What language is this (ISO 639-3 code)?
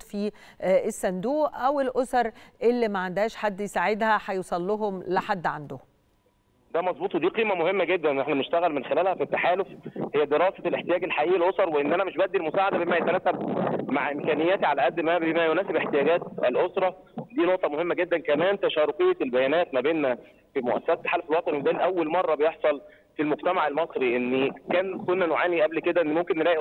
ara